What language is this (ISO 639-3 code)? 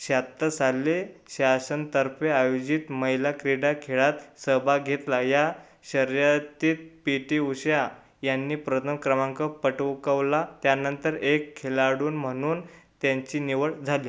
mar